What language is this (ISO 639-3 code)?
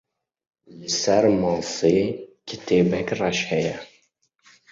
kur